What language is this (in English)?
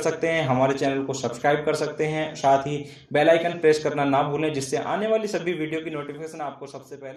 Hindi